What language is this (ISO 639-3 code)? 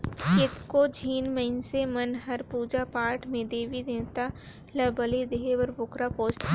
hne